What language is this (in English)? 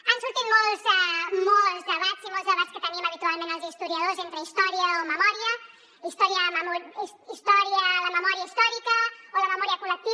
Catalan